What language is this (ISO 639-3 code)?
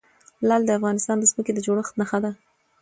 pus